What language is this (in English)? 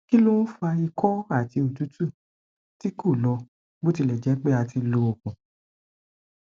Yoruba